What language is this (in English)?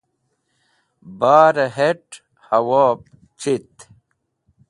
Wakhi